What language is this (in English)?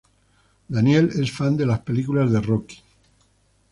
Spanish